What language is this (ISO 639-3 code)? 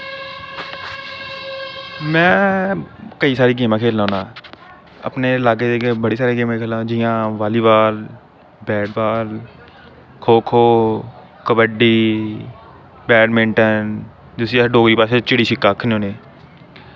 doi